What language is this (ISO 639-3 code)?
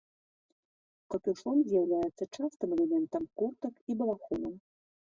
bel